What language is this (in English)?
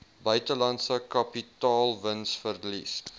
Afrikaans